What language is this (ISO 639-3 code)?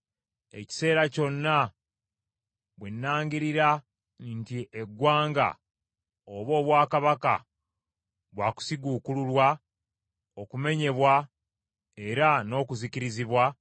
lug